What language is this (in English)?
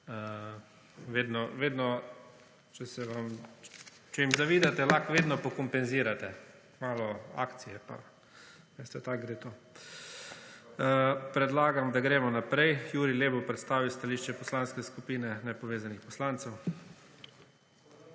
Slovenian